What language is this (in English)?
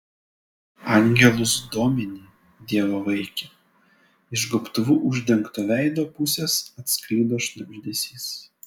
Lithuanian